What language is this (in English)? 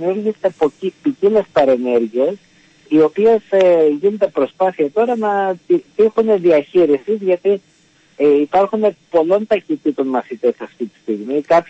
Greek